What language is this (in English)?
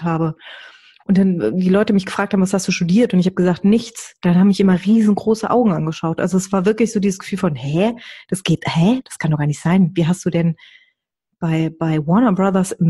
German